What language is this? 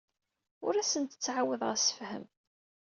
Kabyle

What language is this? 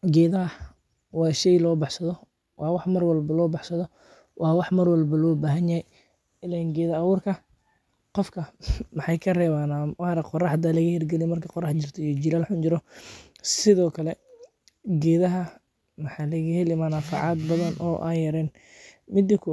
Somali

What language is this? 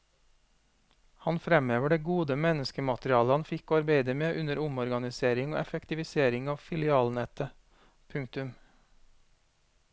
Norwegian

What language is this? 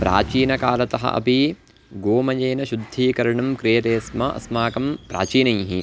Sanskrit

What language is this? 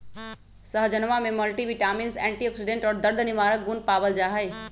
Magahi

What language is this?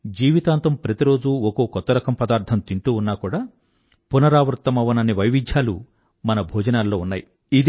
Telugu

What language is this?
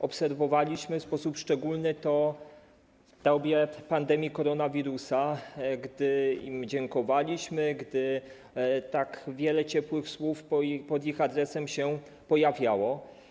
Polish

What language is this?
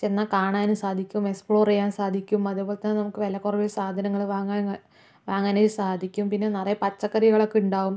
Malayalam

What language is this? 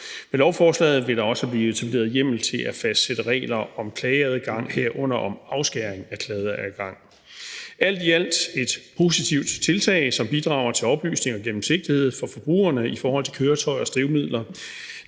Danish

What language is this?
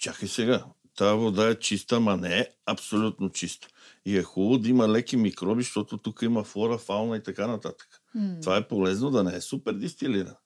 Bulgarian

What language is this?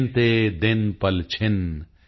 Punjabi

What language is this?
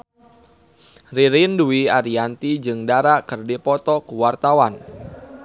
Sundanese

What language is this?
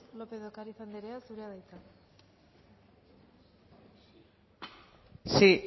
Basque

